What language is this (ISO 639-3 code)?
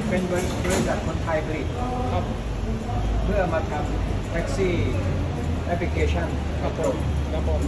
tha